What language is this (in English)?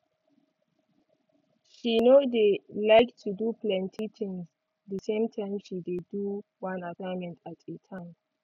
Nigerian Pidgin